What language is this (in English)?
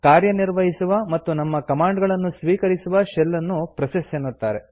Kannada